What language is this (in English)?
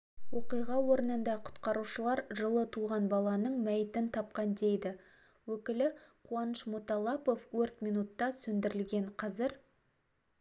Kazakh